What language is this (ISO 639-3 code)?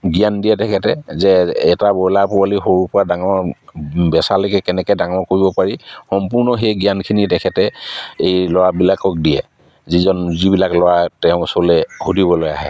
asm